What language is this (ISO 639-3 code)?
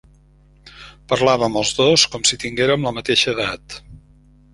cat